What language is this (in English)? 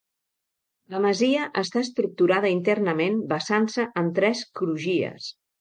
Catalan